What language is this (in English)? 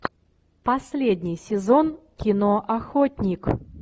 Russian